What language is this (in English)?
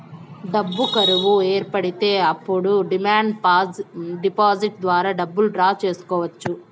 Telugu